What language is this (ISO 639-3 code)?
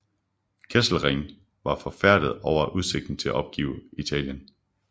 dan